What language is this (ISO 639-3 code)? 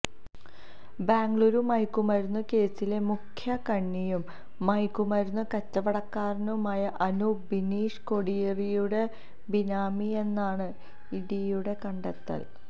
mal